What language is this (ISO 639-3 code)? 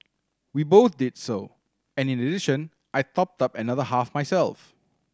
eng